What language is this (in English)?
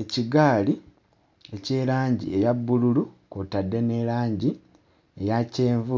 Ganda